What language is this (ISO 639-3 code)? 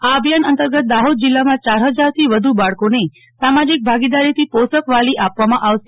guj